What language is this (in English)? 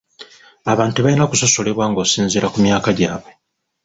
Ganda